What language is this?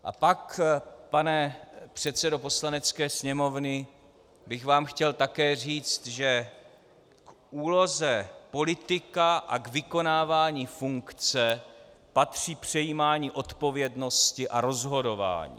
Czech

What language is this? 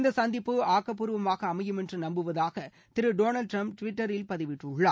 Tamil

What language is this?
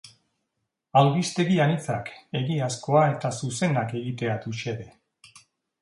Basque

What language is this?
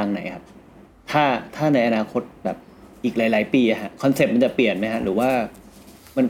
Thai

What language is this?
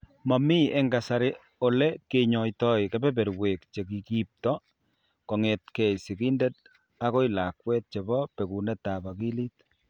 Kalenjin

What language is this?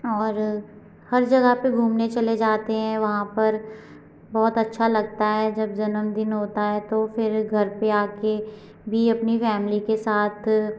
Hindi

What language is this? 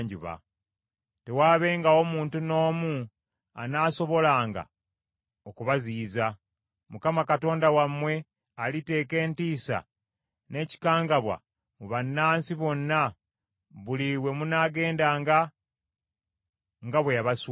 Ganda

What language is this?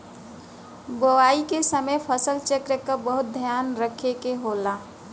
Bhojpuri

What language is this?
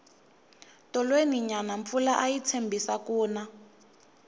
Tsonga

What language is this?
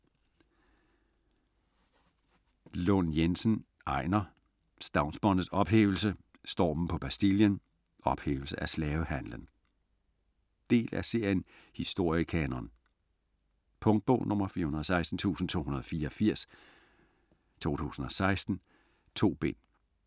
Danish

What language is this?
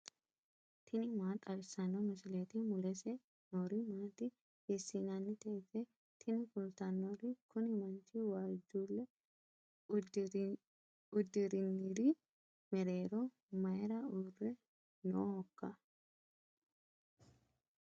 Sidamo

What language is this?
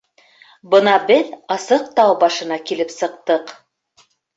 Bashkir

